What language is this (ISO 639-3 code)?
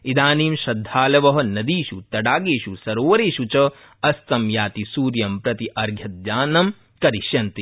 san